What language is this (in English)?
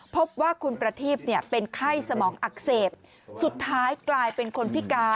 Thai